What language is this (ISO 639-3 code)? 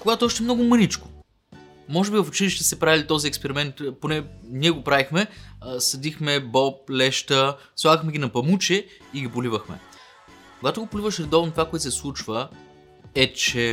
bul